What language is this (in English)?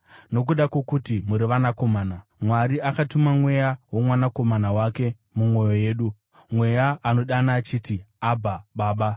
Shona